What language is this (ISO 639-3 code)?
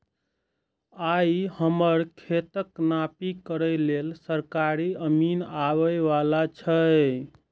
mai